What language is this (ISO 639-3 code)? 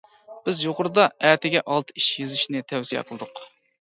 uig